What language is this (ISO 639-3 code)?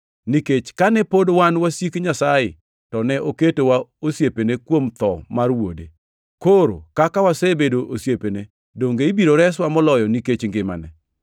luo